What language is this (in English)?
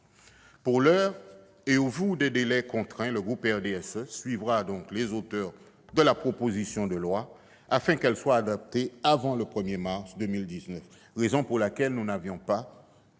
French